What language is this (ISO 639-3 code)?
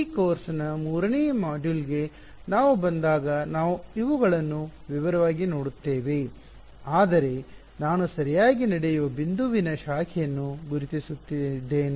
kan